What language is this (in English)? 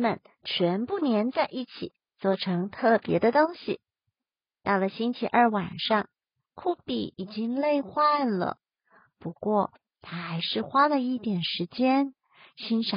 Chinese